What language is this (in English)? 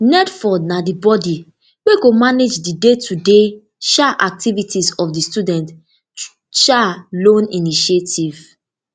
Nigerian Pidgin